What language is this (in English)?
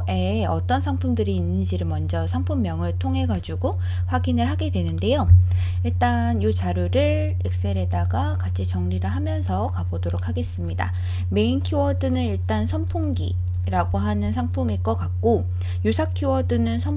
Korean